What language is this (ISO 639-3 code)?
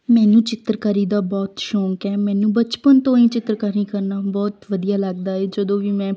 pan